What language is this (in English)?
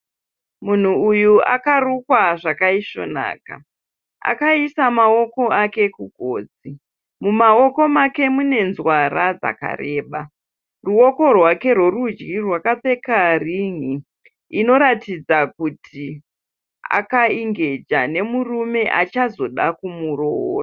Shona